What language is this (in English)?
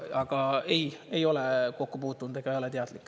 Estonian